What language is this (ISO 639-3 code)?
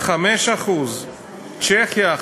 heb